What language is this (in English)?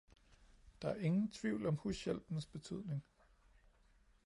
Danish